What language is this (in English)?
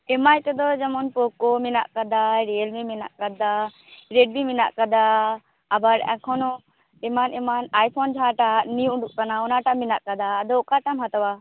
Santali